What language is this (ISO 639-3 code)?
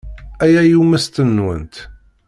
kab